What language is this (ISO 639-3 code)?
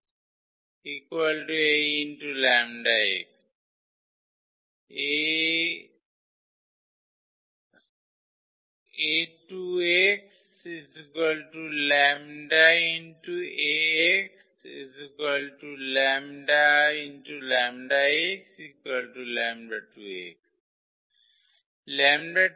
ben